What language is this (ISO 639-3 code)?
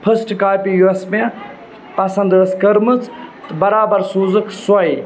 kas